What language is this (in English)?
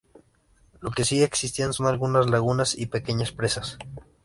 Spanish